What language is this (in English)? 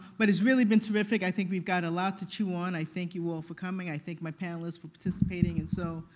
English